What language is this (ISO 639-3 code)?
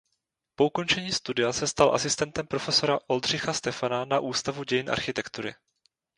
ces